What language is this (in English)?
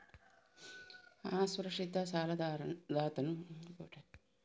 Kannada